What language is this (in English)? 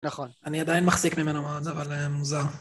Hebrew